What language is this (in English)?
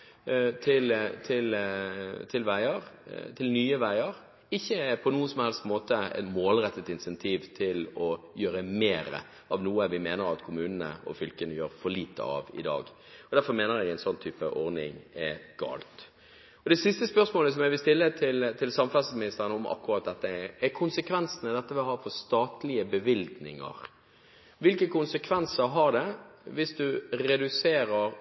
Norwegian Bokmål